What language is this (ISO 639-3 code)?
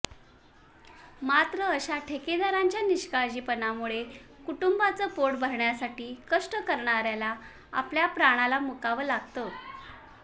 mar